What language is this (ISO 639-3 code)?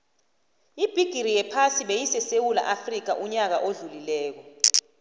nbl